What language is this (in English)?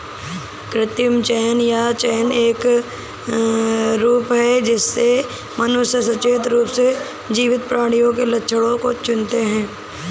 Hindi